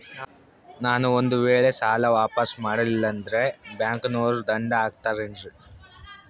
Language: Kannada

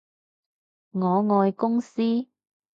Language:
Cantonese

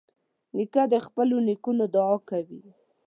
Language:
Pashto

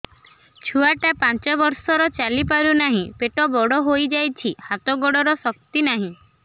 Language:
Odia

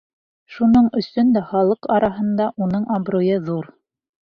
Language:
Bashkir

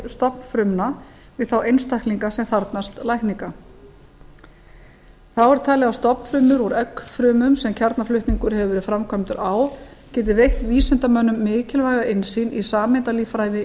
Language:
Icelandic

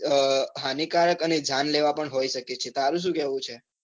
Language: Gujarati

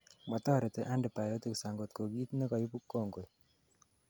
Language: Kalenjin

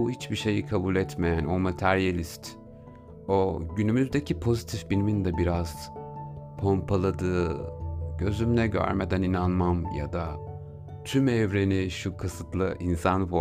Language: Turkish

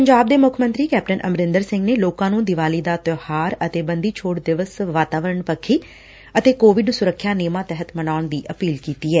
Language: Punjabi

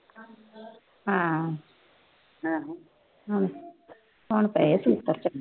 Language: Punjabi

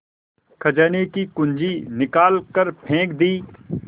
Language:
Hindi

